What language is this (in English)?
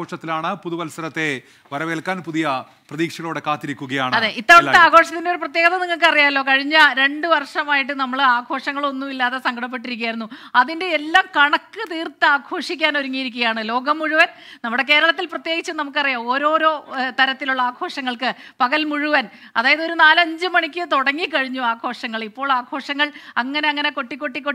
Indonesian